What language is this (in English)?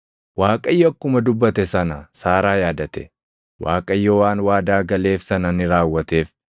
Oromo